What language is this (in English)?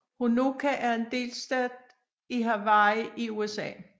Danish